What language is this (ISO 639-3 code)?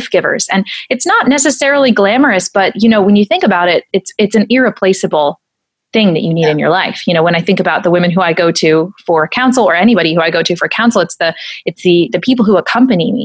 eng